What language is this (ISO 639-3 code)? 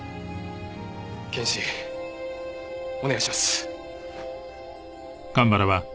jpn